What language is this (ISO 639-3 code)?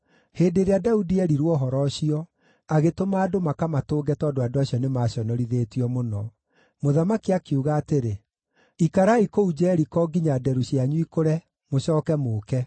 kik